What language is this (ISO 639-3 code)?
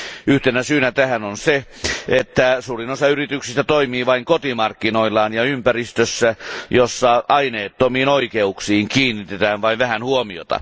fin